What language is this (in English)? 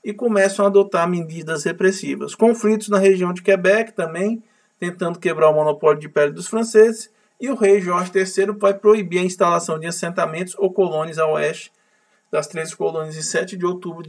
Portuguese